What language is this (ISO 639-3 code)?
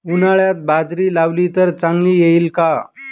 mar